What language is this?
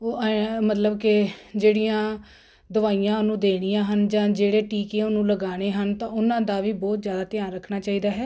Punjabi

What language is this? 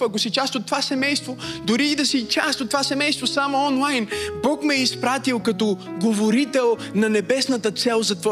Bulgarian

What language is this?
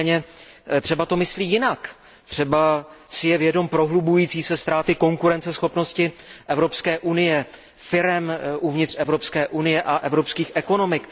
Czech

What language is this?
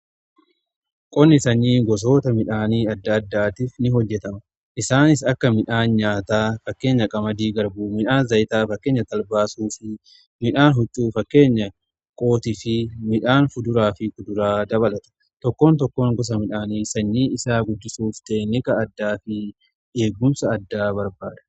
Oromo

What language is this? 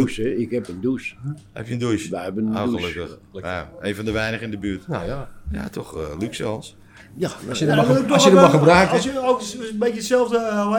Dutch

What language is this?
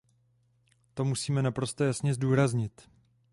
Czech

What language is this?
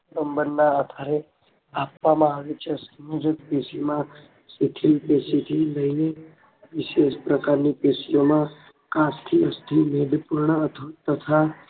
Gujarati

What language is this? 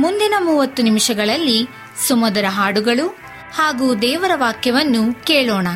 Kannada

